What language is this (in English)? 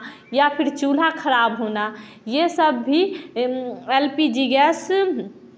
Hindi